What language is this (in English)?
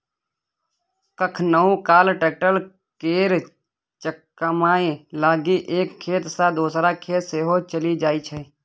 Maithili